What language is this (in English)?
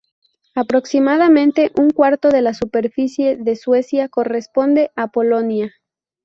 Spanish